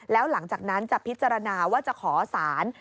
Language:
Thai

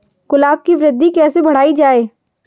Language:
Hindi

